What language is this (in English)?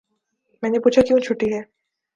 Urdu